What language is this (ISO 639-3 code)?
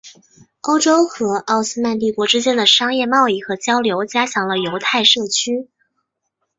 zho